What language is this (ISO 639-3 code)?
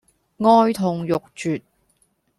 yue